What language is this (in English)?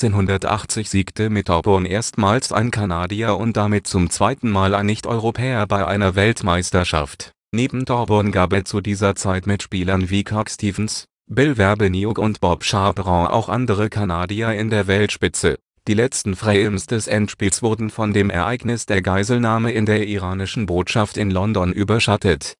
German